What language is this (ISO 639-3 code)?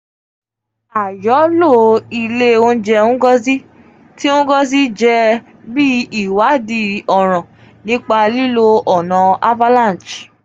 yor